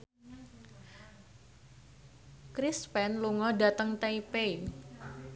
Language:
Javanese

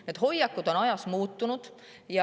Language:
Estonian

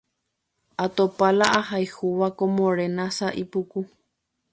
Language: Guarani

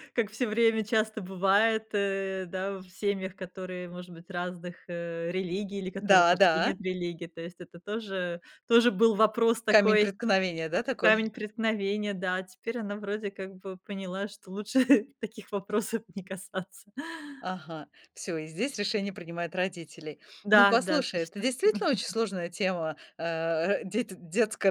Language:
Russian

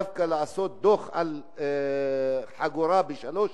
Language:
Hebrew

